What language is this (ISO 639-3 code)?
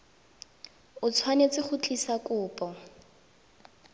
tsn